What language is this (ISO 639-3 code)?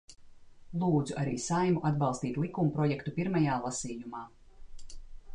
lav